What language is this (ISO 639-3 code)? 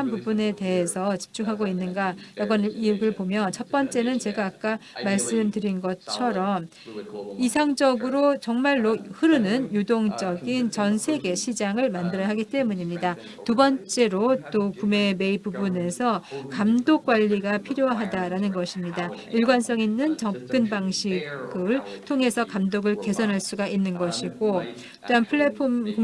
kor